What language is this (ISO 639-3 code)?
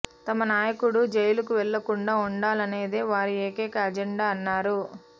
tel